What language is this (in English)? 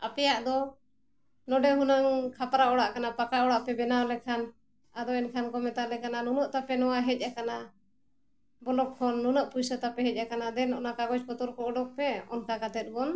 Santali